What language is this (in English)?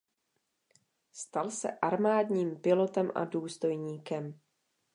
Czech